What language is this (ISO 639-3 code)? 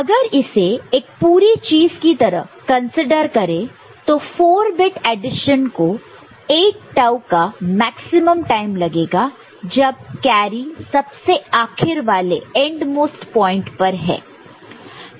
hin